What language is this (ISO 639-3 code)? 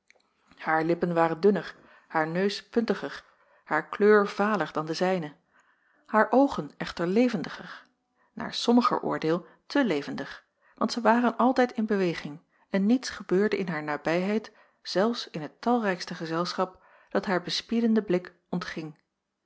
nld